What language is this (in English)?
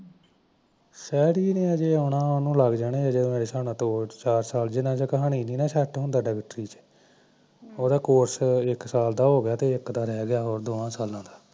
Punjabi